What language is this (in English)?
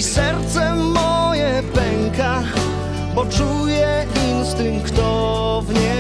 Polish